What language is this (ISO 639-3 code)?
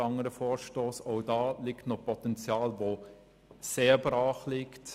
gsw